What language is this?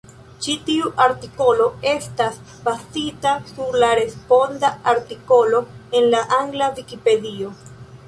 Esperanto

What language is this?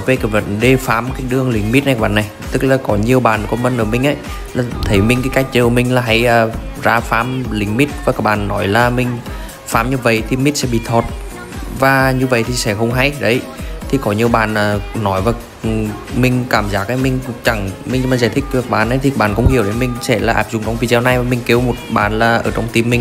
Vietnamese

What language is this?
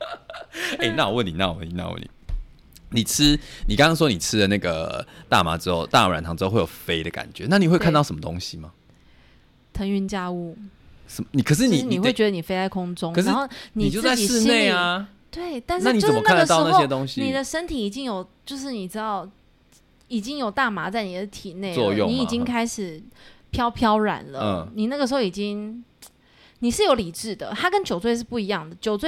Chinese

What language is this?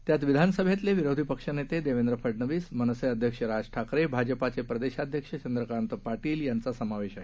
Marathi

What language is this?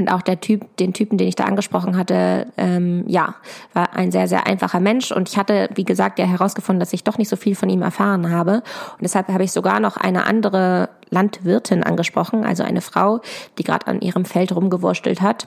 German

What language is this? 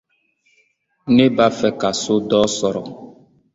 Dyula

